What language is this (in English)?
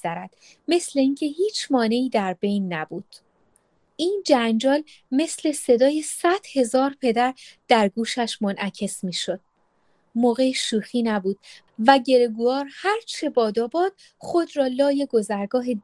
Persian